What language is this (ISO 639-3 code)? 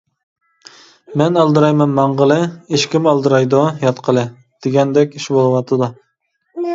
uig